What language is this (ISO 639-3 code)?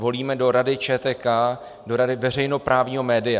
ces